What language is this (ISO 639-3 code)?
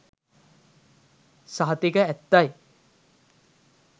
sin